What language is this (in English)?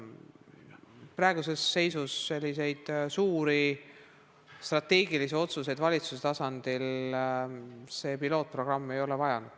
Estonian